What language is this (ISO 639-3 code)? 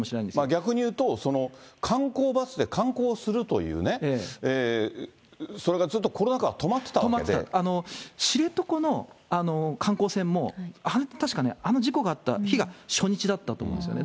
jpn